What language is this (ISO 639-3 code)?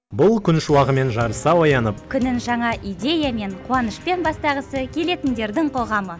kaz